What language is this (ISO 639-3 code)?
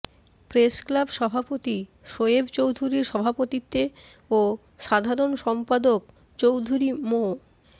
ben